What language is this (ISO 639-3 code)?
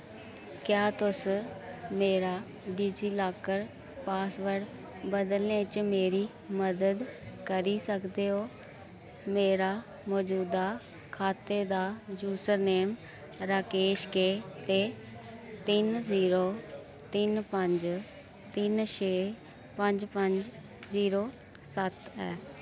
doi